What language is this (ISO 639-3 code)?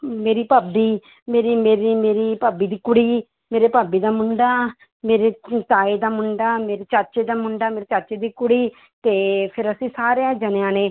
pan